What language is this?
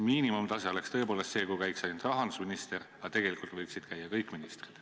Estonian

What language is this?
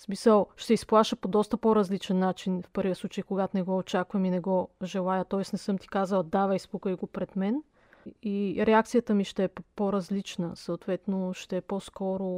Bulgarian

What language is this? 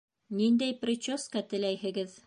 Bashkir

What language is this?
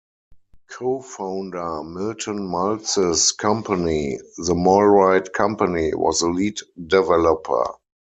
English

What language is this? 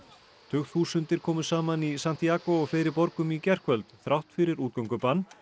Icelandic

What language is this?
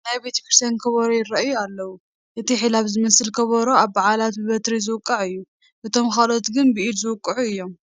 Tigrinya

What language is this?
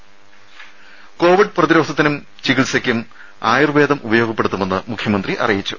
Malayalam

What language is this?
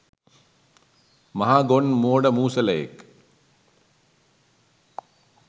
Sinhala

